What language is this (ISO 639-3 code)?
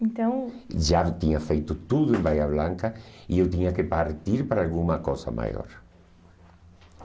por